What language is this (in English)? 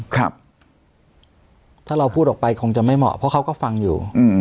Thai